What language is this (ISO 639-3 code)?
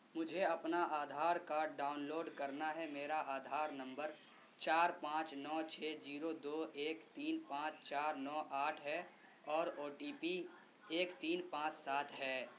urd